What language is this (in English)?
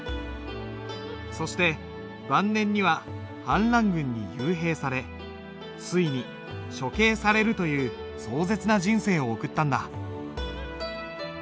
Japanese